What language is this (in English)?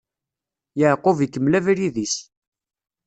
Kabyle